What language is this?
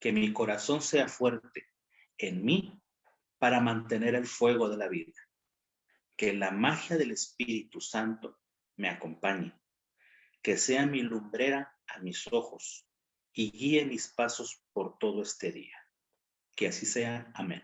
Spanish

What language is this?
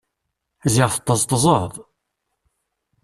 Kabyle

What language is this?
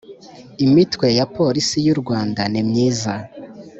Kinyarwanda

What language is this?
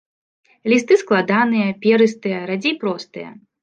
Belarusian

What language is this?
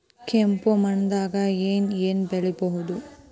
Kannada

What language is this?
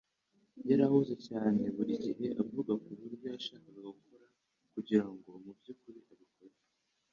Kinyarwanda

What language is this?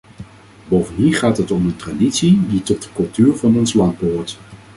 Dutch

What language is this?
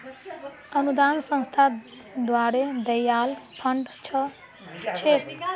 Magahi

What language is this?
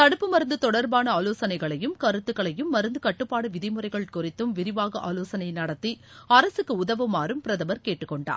Tamil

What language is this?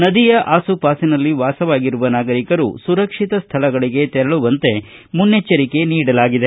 Kannada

